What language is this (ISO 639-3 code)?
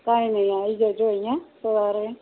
guj